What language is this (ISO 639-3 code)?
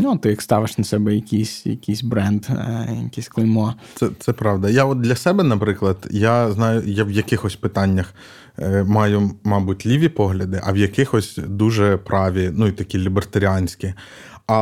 ukr